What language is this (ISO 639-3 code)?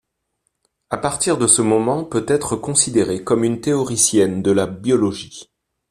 fra